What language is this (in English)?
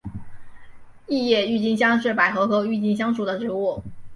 Chinese